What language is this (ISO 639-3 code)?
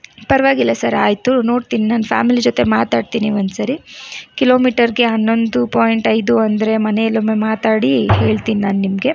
kan